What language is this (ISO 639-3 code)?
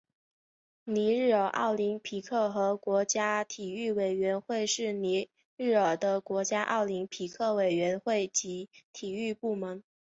zho